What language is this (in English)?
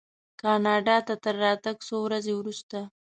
Pashto